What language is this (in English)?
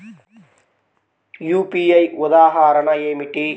Telugu